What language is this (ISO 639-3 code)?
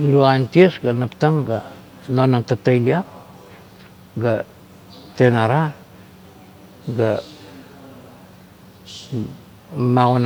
kto